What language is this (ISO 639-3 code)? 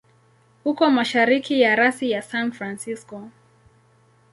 swa